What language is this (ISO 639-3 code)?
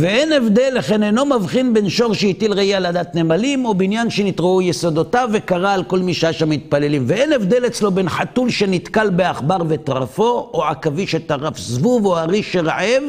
heb